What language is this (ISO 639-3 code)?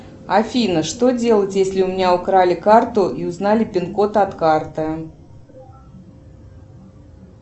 rus